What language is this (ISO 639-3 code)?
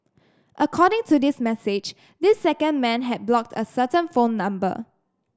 eng